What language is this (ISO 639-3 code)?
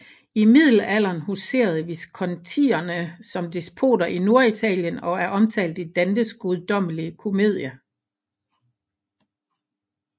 dan